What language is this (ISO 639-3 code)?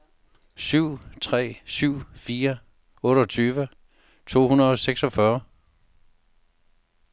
dan